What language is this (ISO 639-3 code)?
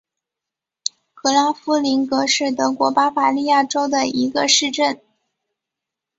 zho